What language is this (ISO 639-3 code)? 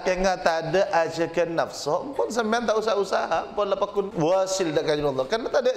msa